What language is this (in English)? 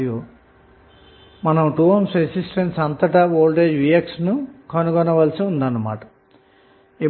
Telugu